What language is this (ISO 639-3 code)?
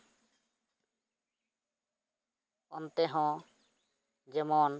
sat